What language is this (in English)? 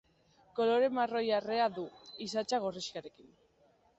Basque